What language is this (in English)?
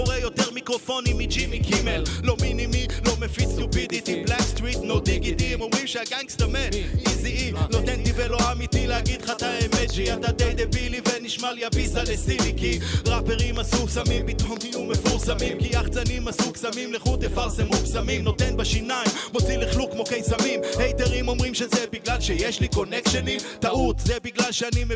Hebrew